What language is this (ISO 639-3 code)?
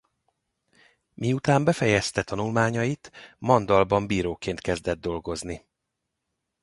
hun